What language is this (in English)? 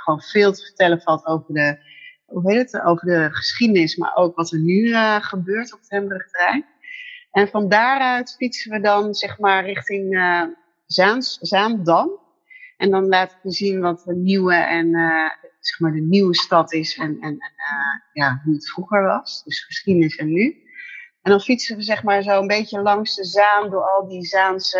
Dutch